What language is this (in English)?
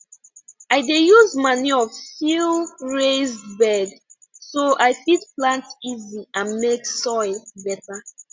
Nigerian Pidgin